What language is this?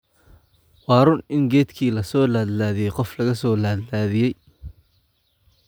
Somali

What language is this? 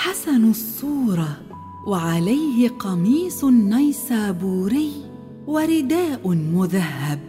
Arabic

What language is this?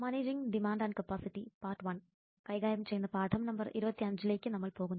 Malayalam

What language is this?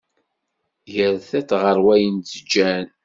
Kabyle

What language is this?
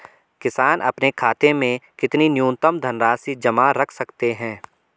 Hindi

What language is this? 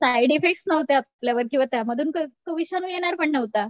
Marathi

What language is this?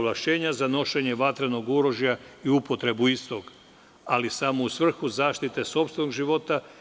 Serbian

